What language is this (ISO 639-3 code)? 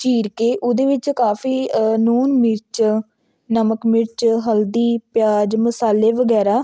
pan